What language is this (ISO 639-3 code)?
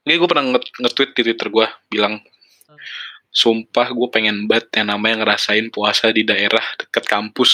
ind